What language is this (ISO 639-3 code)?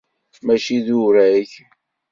kab